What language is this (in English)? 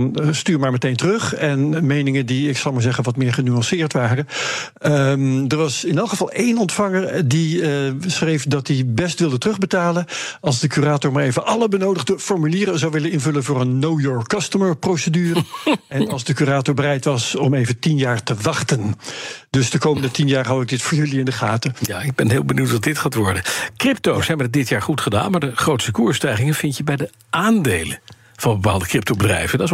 Dutch